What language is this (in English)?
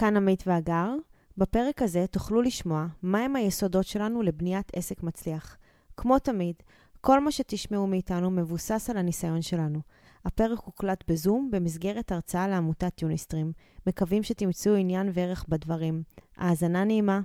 Hebrew